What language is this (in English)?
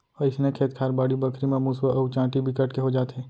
Chhattisgarhi